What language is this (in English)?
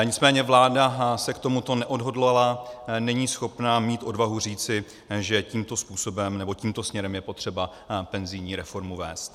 Czech